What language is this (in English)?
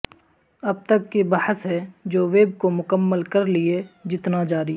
Urdu